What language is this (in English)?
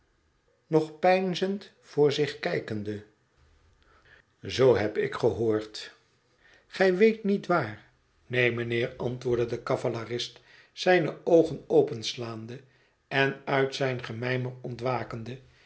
Dutch